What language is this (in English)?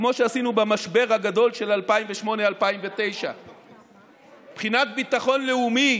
Hebrew